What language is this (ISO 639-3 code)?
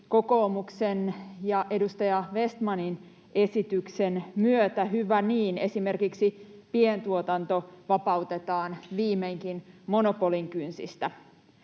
fin